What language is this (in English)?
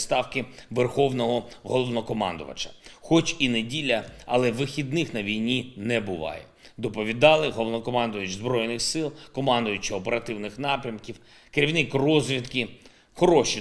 Ukrainian